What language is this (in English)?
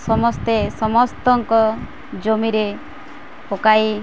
Odia